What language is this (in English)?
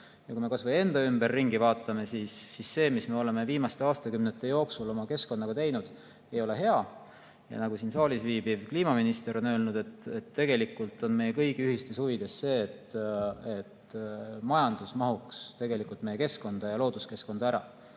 Estonian